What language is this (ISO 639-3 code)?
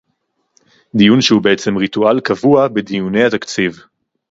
heb